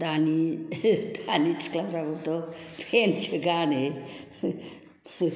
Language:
Bodo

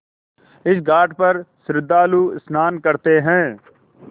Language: Hindi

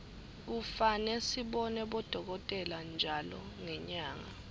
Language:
Swati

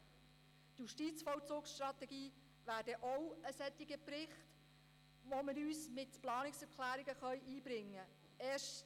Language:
Swiss German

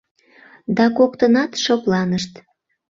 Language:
Mari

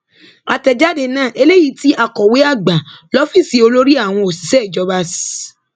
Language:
Yoruba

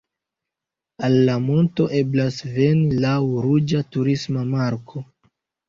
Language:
Esperanto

